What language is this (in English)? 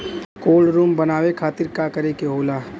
Bhojpuri